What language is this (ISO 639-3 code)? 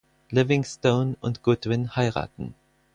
deu